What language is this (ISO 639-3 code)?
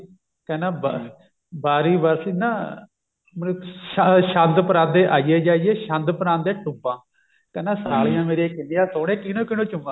pan